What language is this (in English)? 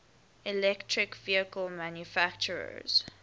English